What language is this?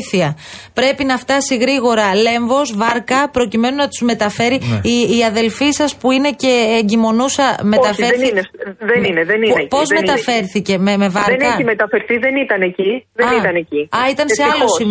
Greek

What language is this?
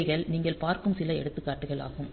Tamil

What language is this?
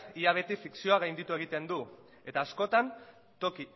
Basque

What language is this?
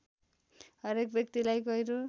Nepali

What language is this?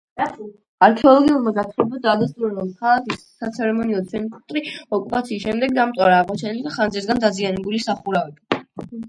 Georgian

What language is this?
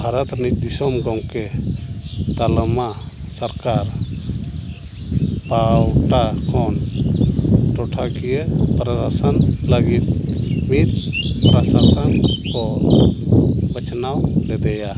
Santali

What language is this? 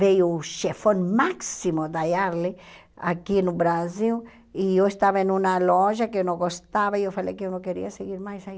Portuguese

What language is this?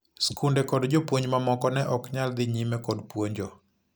Luo (Kenya and Tanzania)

